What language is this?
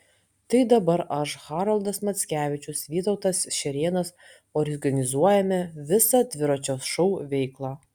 Lithuanian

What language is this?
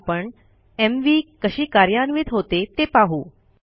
Marathi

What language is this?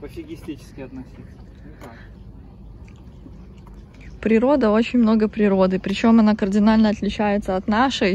Russian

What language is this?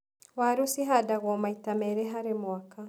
Kikuyu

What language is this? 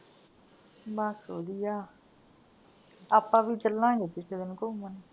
Punjabi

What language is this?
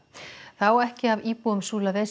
Icelandic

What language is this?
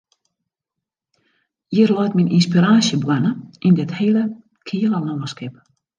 Western Frisian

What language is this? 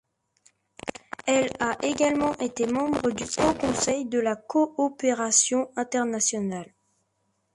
French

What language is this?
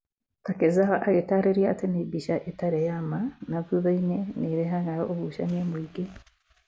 Kikuyu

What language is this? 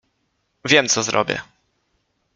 Polish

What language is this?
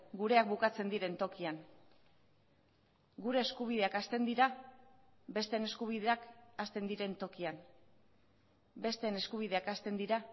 Basque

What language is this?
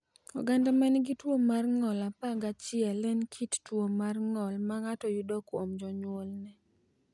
Luo (Kenya and Tanzania)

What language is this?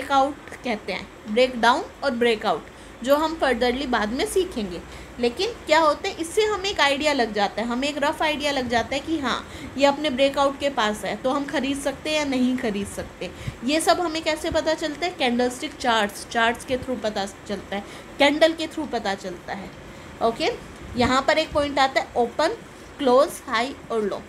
Hindi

